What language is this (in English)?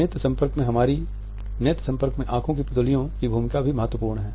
Hindi